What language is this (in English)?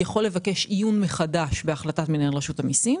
Hebrew